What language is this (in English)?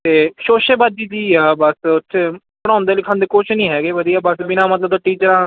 Punjabi